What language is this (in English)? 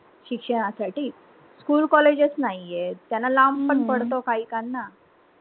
Marathi